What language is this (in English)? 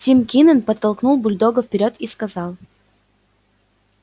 Russian